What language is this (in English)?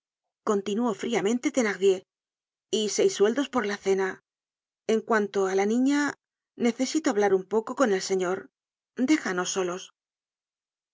Spanish